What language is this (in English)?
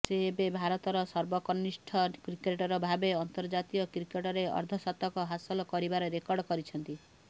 Odia